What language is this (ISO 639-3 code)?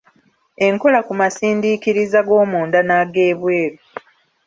lug